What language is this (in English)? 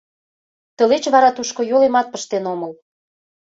Mari